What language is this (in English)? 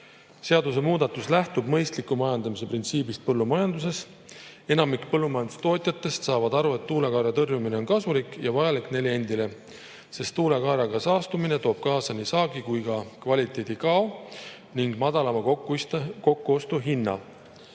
Estonian